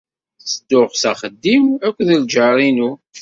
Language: Kabyle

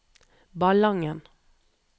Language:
Norwegian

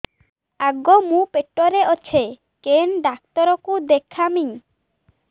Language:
Odia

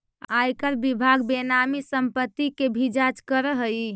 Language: Magahi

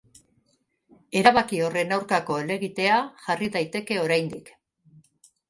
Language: Basque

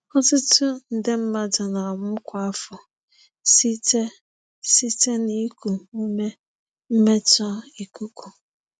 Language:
Igbo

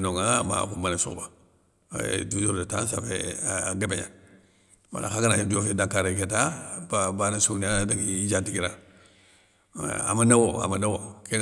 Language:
Soninke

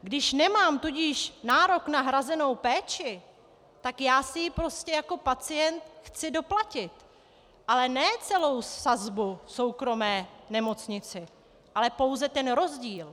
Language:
Czech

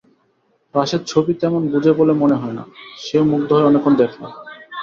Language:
Bangla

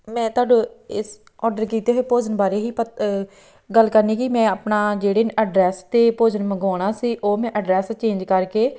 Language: Punjabi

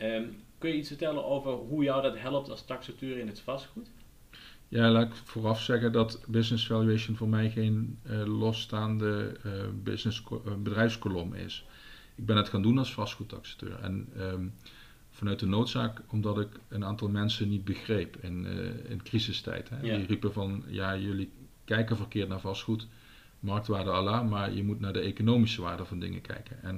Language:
Dutch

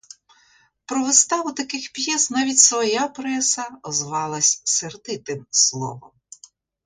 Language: Ukrainian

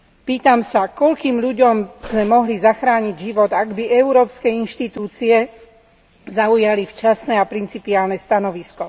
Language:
Slovak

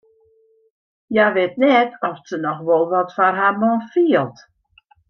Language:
Western Frisian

